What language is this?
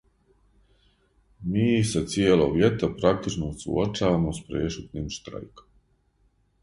Serbian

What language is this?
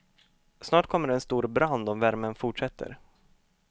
Swedish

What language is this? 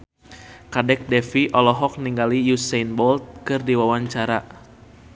Sundanese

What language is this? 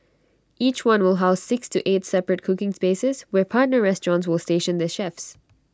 English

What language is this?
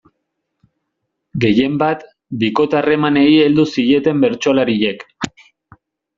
Basque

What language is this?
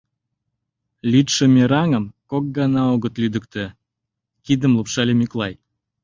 Mari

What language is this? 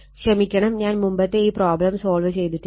Malayalam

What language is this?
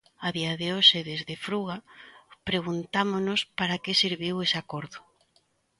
Galician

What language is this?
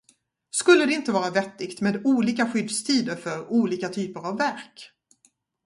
Swedish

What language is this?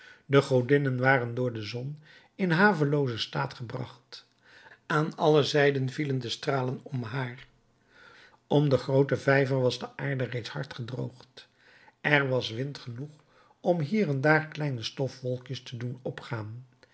Dutch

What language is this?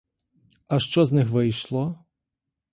Ukrainian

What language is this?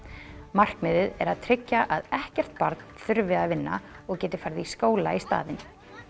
Icelandic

